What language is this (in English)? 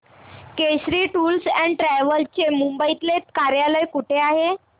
Marathi